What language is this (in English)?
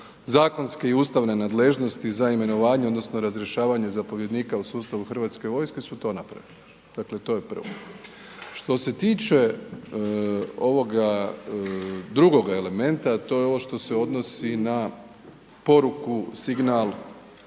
Croatian